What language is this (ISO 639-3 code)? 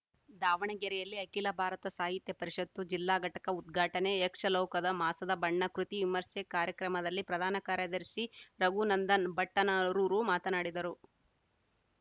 kan